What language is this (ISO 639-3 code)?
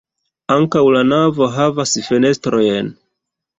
epo